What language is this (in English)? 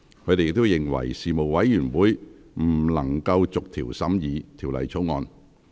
Cantonese